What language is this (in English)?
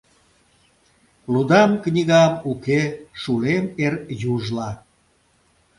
Mari